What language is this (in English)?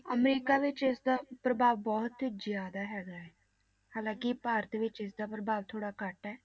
Punjabi